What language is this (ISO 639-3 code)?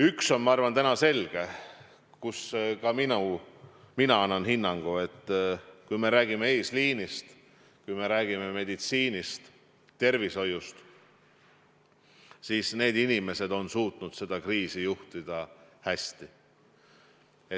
est